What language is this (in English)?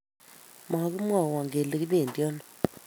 Kalenjin